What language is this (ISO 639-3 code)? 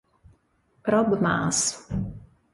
ita